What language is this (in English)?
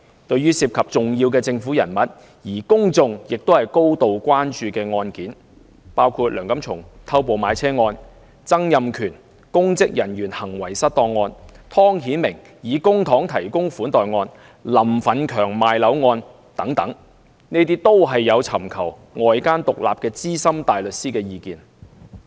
Cantonese